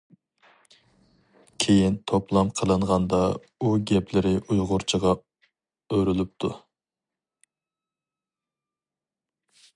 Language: Uyghur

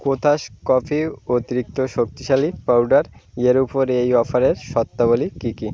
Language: Bangla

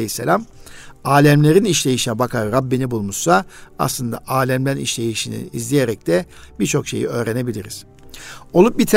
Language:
Turkish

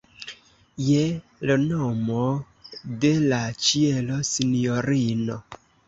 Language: Esperanto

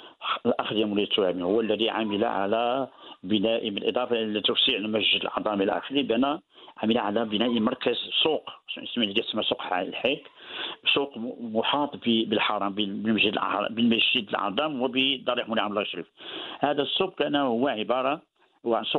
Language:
Arabic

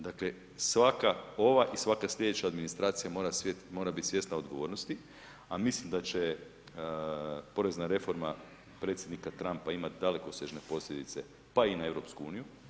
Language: Croatian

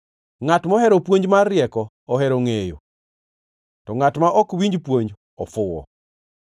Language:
Luo (Kenya and Tanzania)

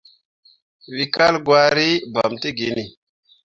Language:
Mundang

